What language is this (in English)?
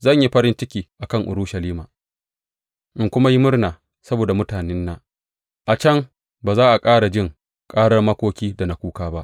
Hausa